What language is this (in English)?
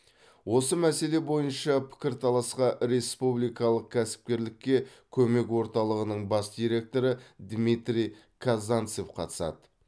Kazakh